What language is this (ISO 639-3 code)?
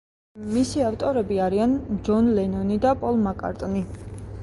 kat